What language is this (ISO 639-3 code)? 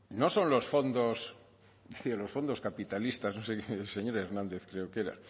spa